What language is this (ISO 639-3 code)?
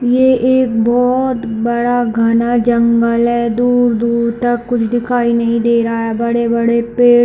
hin